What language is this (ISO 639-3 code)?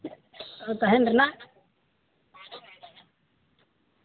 sat